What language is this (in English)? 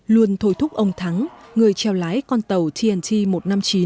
Vietnamese